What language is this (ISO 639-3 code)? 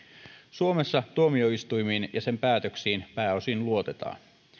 fin